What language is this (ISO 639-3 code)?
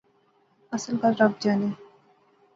phr